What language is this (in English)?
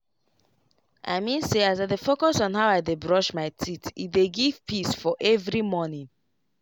Nigerian Pidgin